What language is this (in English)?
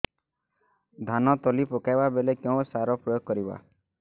Odia